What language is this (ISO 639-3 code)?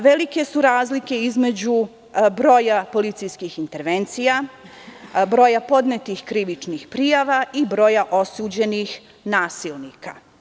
srp